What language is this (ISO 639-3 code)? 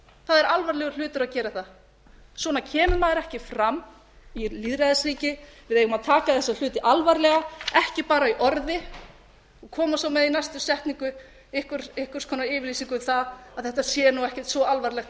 isl